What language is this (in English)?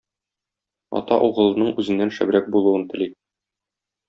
Tatar